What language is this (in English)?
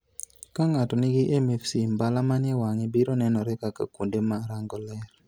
Luo (Kenya and Tanzania)